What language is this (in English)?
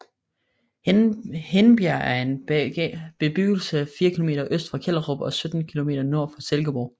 Danish